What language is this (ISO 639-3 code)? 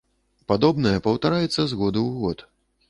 bel